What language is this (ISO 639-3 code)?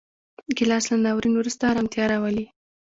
pus